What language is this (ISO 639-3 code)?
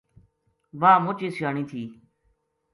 gju